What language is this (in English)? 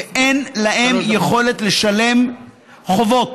Hebrew